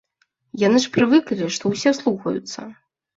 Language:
Belarusian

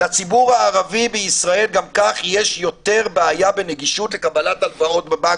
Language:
Hebrew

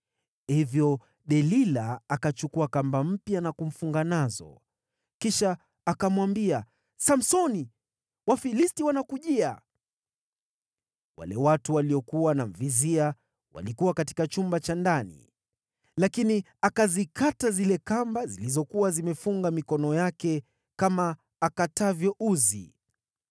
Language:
Swahili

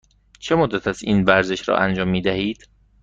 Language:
Persian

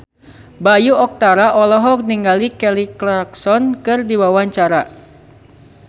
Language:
Sundanese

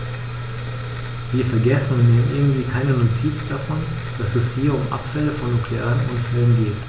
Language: German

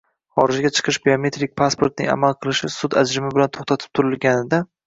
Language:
Uzbek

